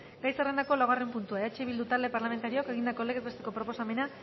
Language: Basque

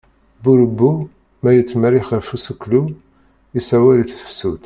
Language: Kabyle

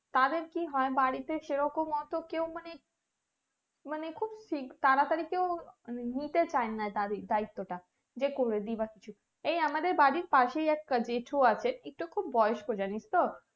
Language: Bangla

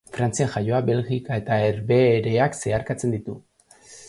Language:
Basque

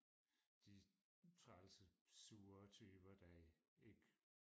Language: Danish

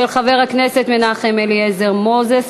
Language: Hebrew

